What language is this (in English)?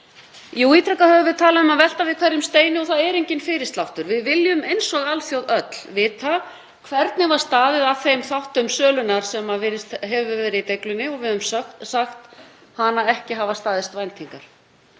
Icelandic